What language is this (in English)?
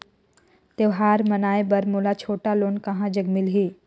Chhattisgarhi